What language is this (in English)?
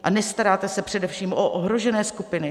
Czech